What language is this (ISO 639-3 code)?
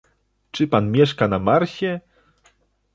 pol